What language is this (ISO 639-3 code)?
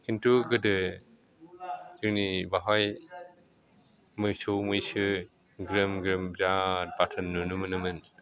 brx